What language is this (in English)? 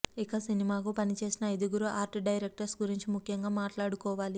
Telugu